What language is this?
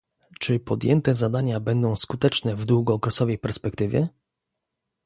Polish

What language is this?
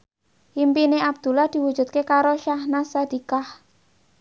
Javanese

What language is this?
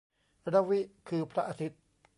Thai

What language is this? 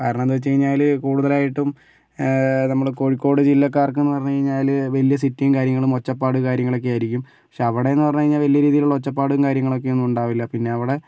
Malayalam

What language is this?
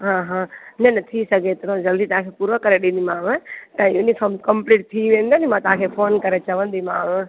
Sindhi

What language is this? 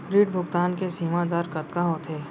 Chhattisgarhi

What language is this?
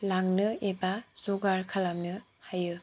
Bodo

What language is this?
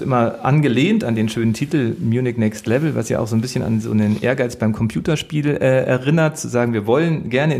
German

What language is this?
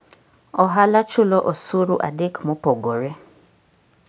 Luo (Kenya and Tanzania)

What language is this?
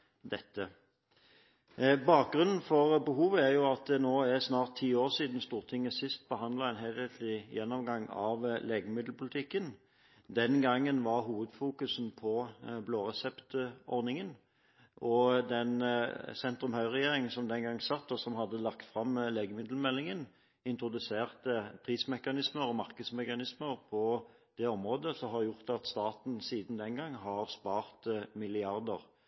Norwegian Bokmål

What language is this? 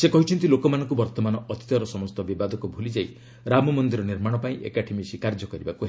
Odia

